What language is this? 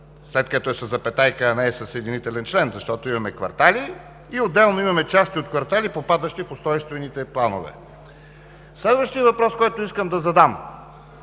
Bulgarian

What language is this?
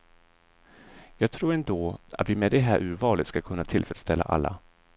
Swedish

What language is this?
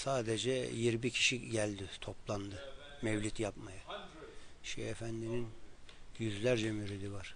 Turkish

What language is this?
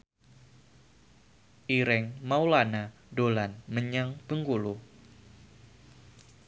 Javanese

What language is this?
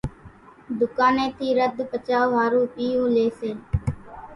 Kachi Koli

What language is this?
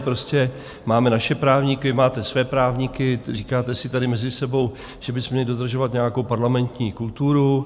Czech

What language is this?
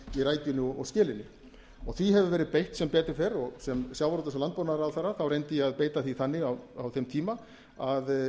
Icelandic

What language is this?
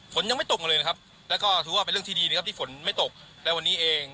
Thai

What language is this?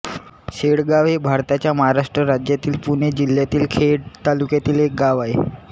Marathi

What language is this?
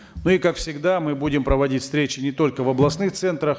Kazakh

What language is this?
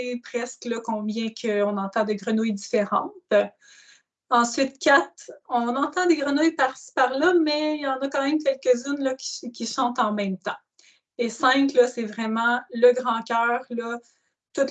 French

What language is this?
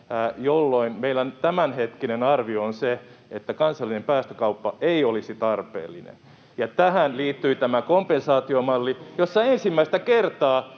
Finnish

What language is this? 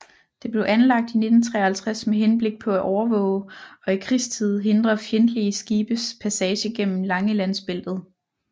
Danish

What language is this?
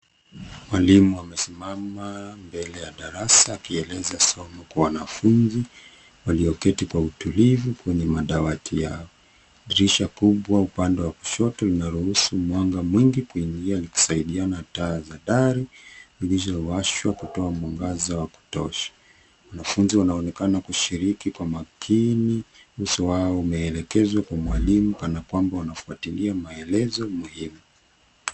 Swahili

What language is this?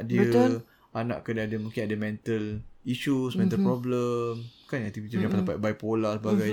Malay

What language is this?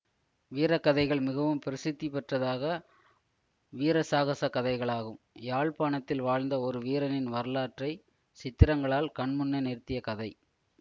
Tamil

